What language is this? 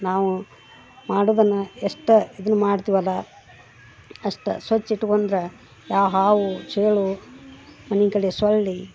Kannada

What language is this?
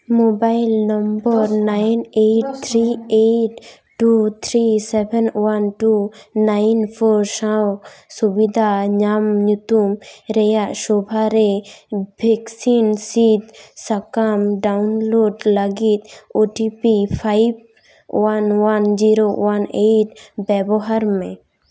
Santali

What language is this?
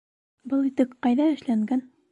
Bashkir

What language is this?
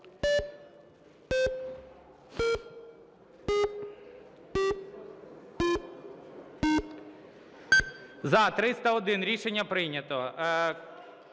Ukrainian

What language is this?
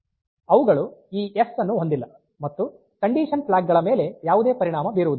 Kannada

